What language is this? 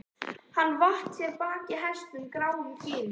Icelandic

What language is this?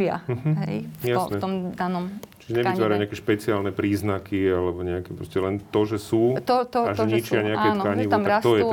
Slovak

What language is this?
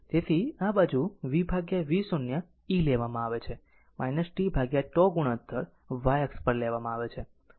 Gujarati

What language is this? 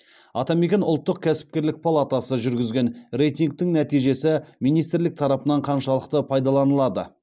Kazakh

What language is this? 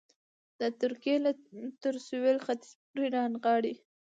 Pashto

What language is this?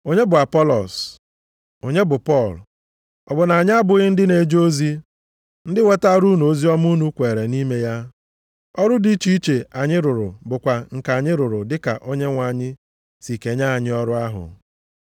Igbo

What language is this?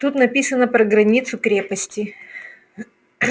Russian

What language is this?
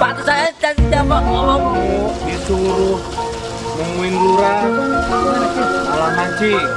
Indonesian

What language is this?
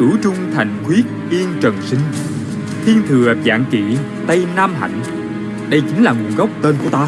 Vietnamese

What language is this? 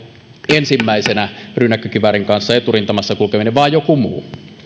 Finnish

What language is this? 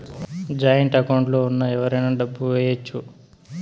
Telugu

